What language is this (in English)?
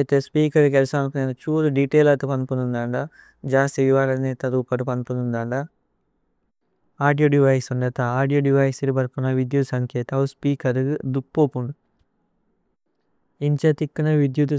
Tulu